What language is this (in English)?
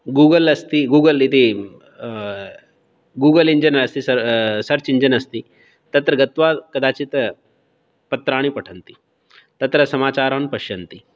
Sanskrit